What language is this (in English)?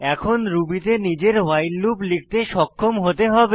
Bangla